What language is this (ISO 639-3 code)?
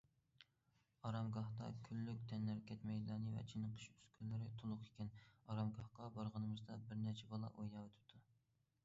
uig